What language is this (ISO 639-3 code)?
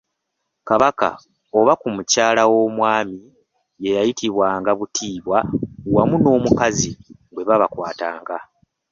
lug